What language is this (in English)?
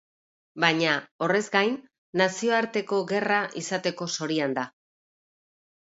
Basque